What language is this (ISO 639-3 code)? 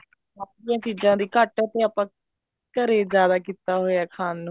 pan